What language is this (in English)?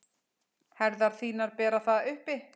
Icelandic